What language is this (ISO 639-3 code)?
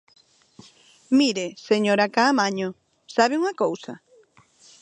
glg